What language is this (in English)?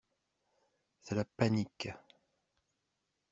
French